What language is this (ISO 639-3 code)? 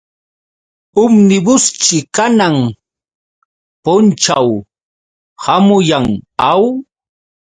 qux